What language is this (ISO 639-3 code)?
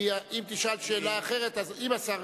heb